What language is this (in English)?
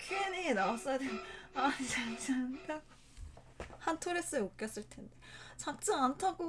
Korean